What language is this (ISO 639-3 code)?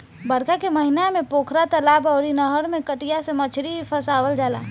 bho